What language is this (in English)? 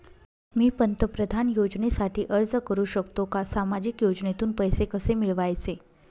Marathi